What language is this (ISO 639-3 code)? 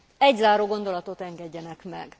hun